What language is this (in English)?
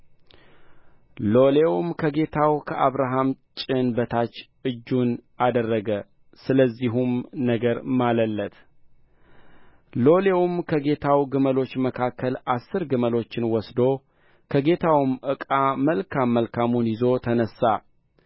Amharic